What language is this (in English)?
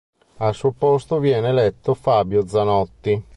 Italian